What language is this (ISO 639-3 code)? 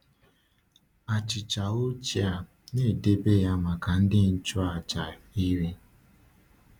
ibo